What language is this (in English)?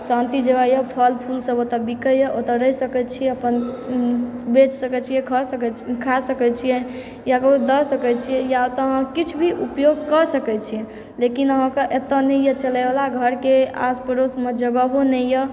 Maithili